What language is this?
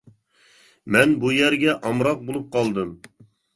Uyghur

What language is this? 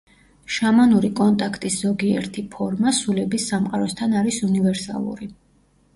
Georgian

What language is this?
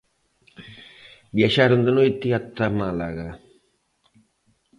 Galician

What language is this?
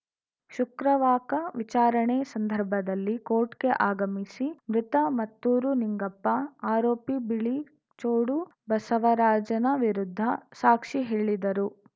Kannada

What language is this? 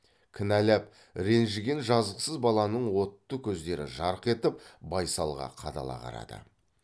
Kazakh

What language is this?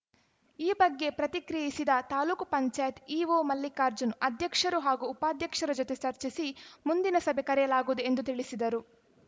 Kannada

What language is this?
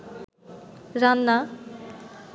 Bangla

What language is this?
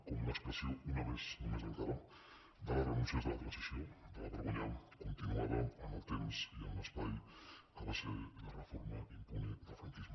Catalan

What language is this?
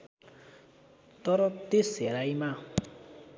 Nepali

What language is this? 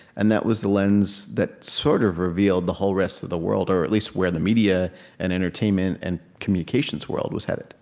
English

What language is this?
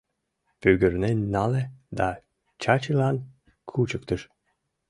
Mari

